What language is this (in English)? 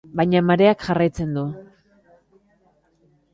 Basque